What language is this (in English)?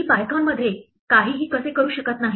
Marathi